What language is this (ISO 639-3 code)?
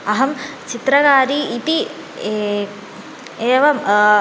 san